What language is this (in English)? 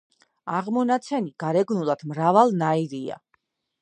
Georgian